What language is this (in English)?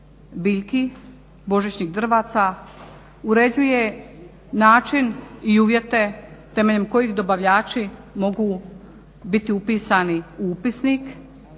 Croatian